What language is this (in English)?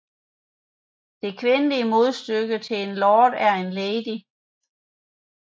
Danish